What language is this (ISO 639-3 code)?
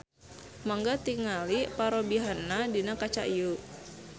sun